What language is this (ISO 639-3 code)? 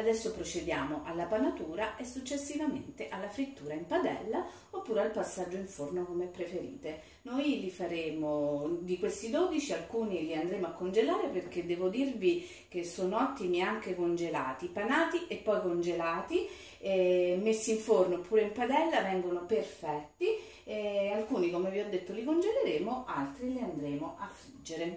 ita